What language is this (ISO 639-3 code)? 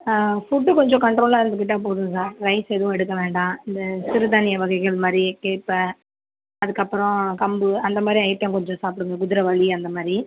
tam